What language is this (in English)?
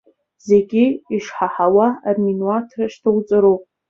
Abkhazian